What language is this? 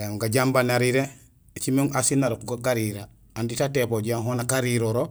Gusilay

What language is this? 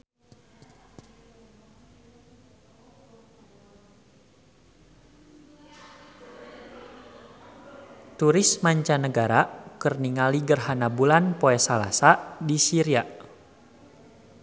Sundanese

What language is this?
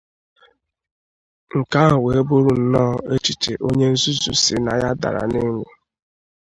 Igbo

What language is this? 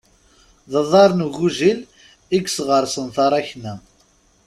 Kabyle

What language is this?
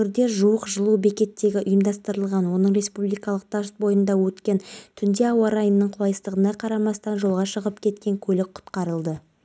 Kazakh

